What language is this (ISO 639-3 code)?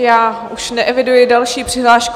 ces